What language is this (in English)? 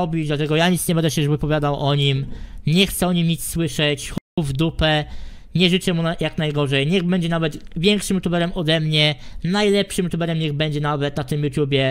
Polish